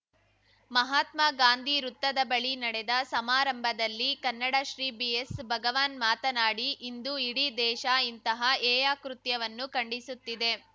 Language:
Kannada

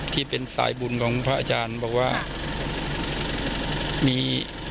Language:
Thai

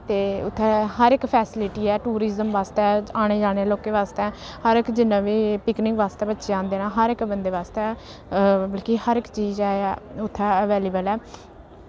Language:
Dogri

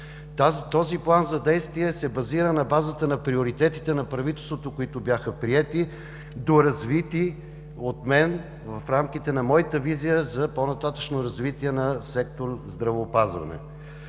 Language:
Bulgarian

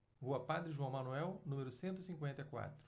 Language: Portuguese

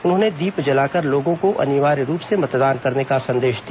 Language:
Hindi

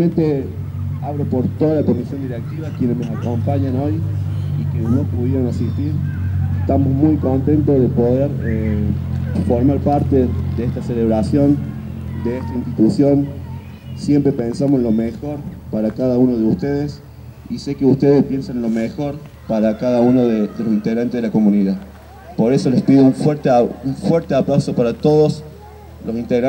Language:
Spanish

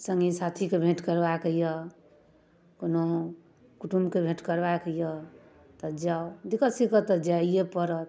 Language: Maithili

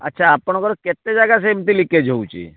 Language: Odia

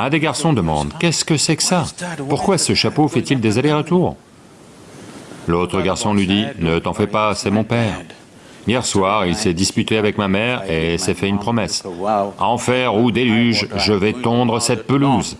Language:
French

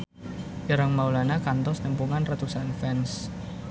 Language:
Sundanese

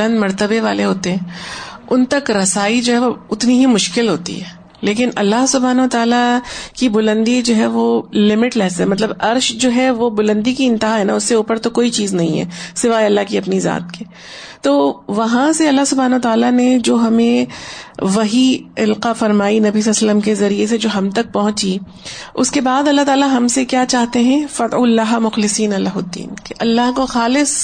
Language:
Urdu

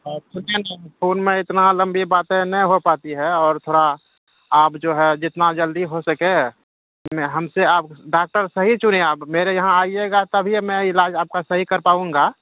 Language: Urdu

